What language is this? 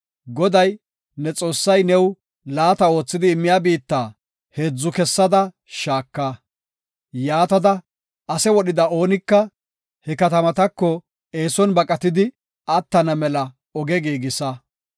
Gofa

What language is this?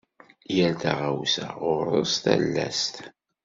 Kabyle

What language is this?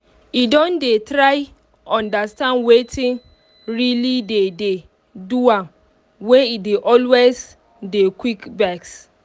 Nigerian Pidgin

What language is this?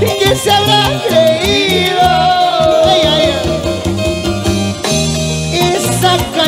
Spanish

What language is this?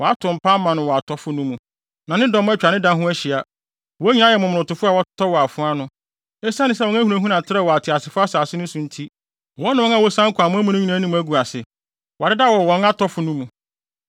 Akan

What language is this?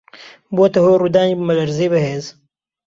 Central Kurdish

